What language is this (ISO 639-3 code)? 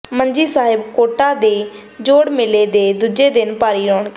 pan